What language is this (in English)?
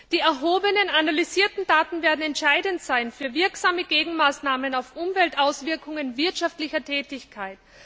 German